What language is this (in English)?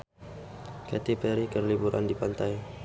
Sundanese